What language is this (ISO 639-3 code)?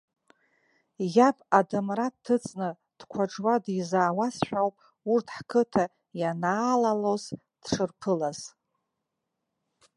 abk